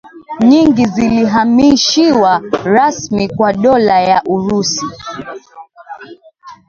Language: Swahili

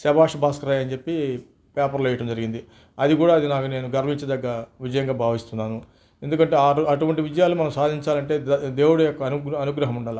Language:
Telugu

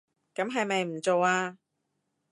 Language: Cantonese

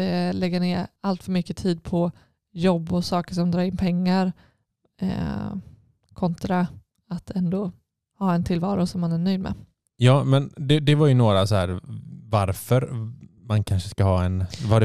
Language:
Swedish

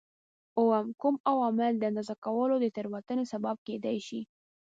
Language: Pashto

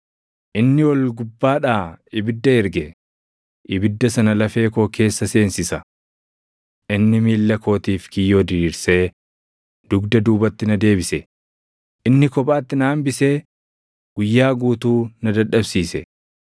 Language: Oromo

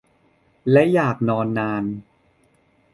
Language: Thai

